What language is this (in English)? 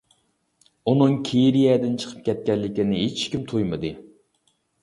Uyghur